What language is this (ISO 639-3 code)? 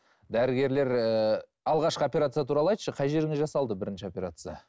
kaz